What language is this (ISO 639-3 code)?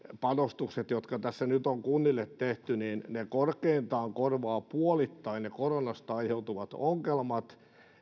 fin